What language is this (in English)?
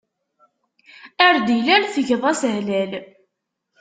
Kabyle